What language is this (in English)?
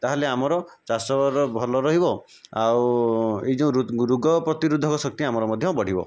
Odia